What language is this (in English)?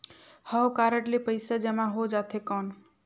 Chhattisgarhi